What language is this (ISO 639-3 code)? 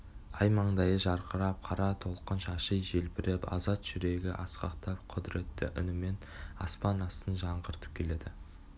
kaz